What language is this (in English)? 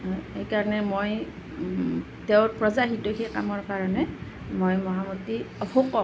Assamese